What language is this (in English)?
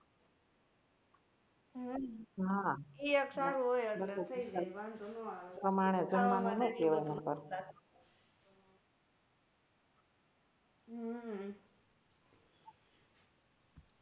Gujarati